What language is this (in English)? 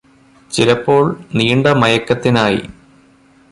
Malayalam